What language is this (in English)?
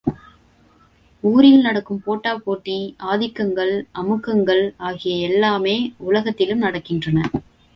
Tamil